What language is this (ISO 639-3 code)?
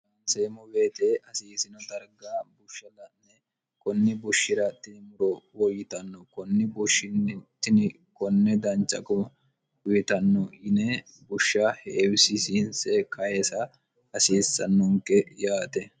sid